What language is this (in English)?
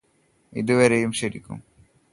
Malayalam